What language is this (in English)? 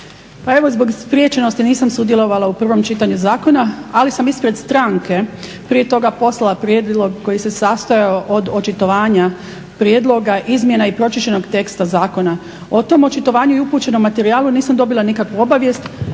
Croatian